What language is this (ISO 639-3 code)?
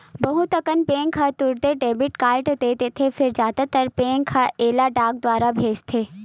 hne